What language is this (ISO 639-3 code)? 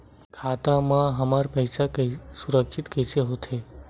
hne